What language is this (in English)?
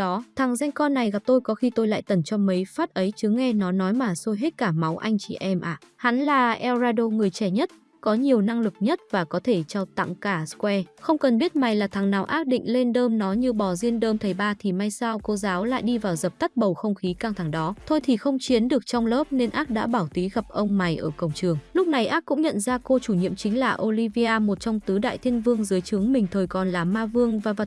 Vietnamese